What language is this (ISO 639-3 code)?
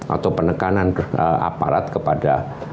ind